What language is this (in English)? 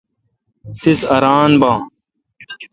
Kalkoti